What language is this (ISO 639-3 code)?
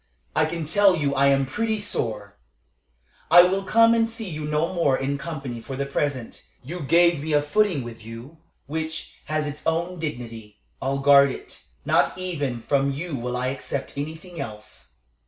eng